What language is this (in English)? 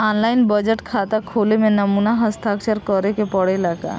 Bhojpuri